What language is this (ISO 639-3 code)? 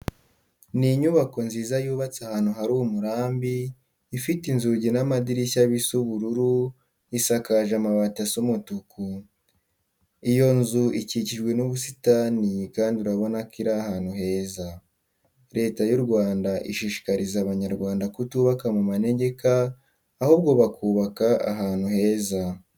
kin